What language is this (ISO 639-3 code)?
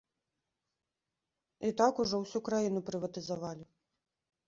bel